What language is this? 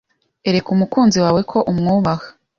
Kinyarwanda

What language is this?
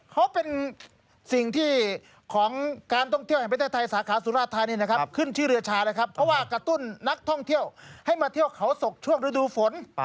Thai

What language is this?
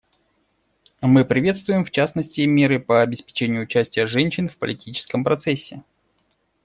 Russian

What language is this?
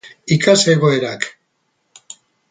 Basque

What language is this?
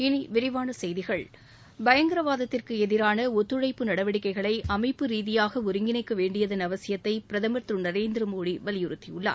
Tamil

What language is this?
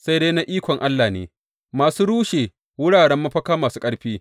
Hausa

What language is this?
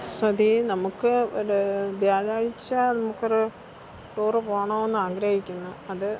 Malayalam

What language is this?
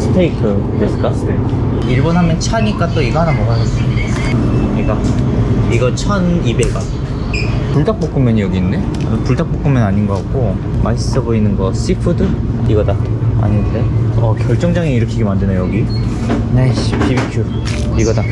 Korean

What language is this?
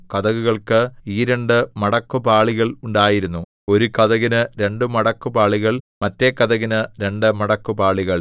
Malayalam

